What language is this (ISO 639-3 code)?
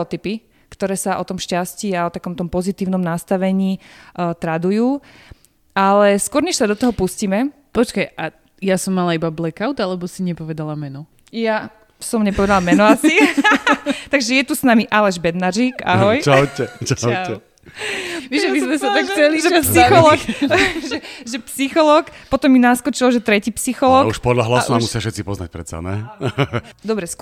slk